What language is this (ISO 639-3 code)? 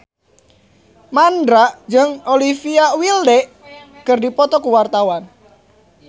sun